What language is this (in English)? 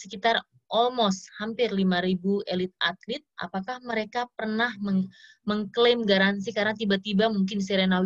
Indonesian